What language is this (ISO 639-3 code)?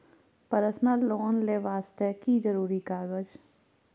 mai